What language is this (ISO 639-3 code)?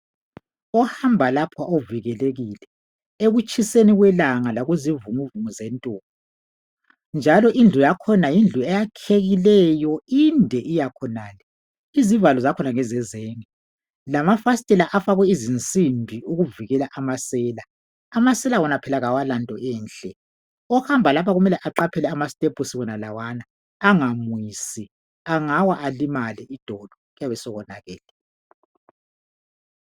nde